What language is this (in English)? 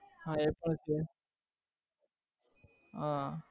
Gujarati